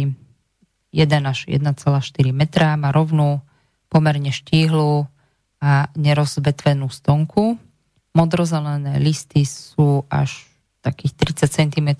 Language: Slovak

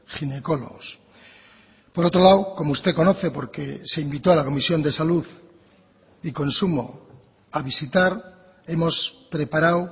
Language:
Spanish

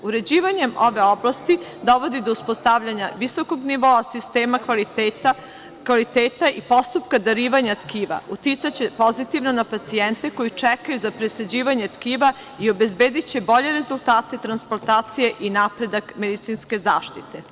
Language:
Serbian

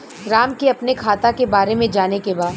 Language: Bhojpuri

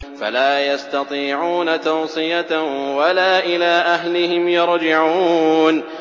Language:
Arabic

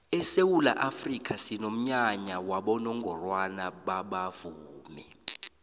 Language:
South Ndebele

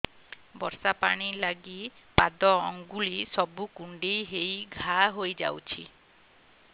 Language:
Odia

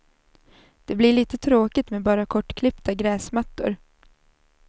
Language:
Swedish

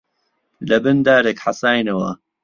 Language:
Central Kurdish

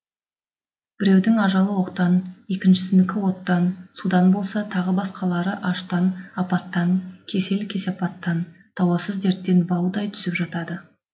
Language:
Kazakh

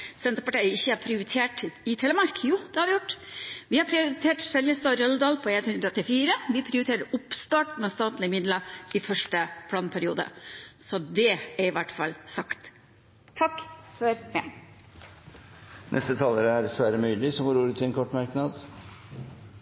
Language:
Norwegian Bokmål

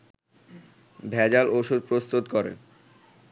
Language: Bangla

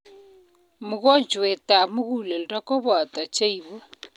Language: Kalenjin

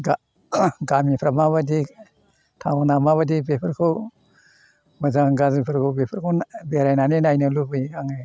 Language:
Bodo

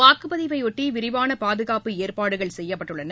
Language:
Tamil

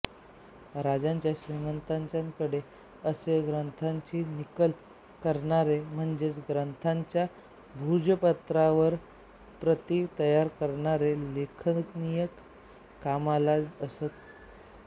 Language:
Marathi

